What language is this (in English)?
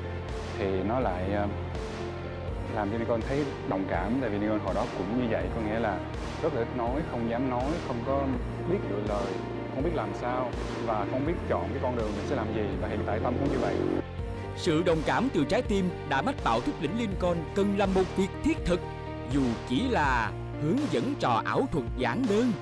Vietnamese